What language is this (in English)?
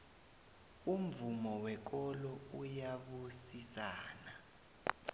South Ndebele